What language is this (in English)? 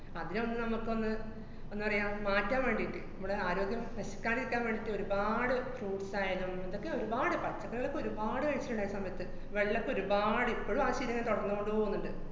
Malayalam